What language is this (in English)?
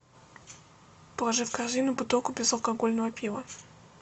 Russian